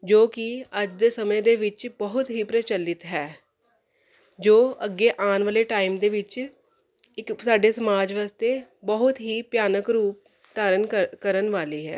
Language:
Punjabi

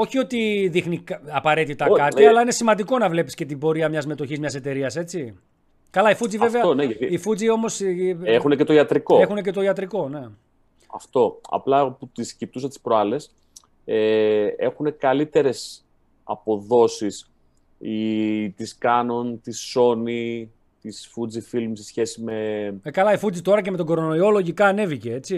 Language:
Greek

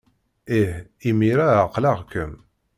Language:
Kabyle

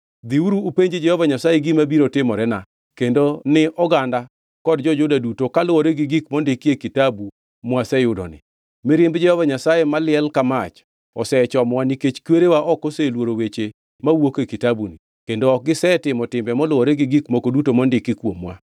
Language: Luo (Kenya and Tanzania)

